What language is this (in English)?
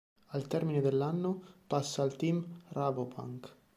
Italian